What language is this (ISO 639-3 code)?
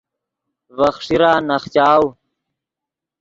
ydg